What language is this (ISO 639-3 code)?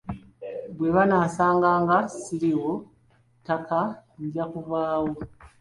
lug